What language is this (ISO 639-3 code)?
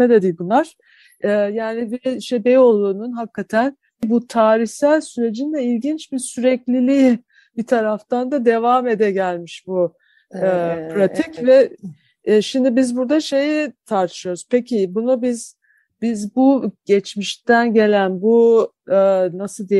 tur